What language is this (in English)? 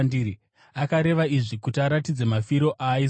Shona